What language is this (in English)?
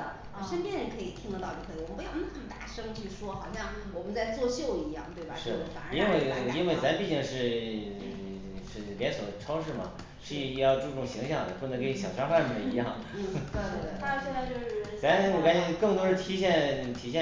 Chinese